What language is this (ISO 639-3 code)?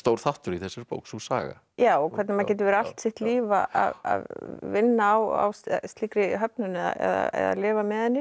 isl